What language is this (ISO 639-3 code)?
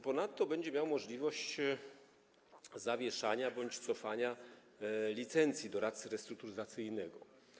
pol